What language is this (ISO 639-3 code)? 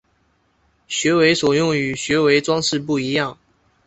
zho